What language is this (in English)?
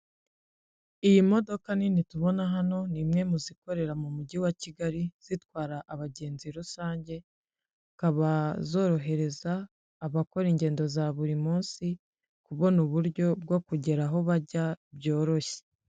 Kinyarwanda